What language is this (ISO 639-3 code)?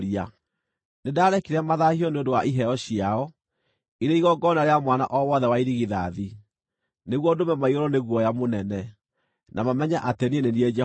kik